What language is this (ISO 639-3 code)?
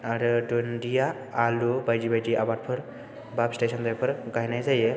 brx